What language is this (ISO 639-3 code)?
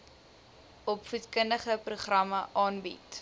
afr